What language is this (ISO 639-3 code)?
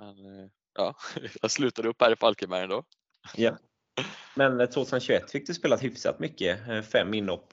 swe